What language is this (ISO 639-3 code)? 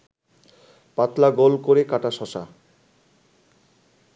ben